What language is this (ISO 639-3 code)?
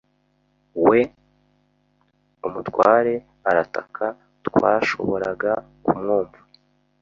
kin